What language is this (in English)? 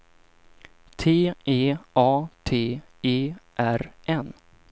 Swedish